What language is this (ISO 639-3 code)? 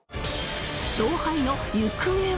jpn